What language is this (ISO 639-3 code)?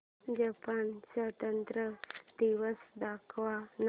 mar